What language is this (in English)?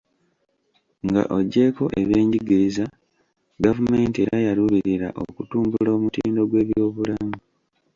Ganda